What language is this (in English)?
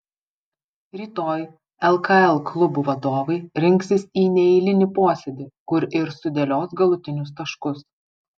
Lithuanian